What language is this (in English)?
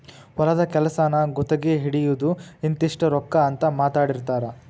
Kannada